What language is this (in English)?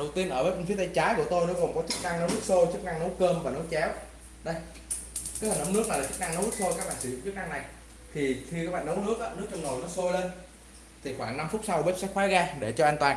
Vietnamese